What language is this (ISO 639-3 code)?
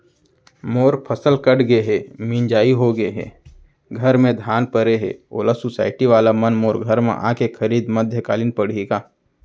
hne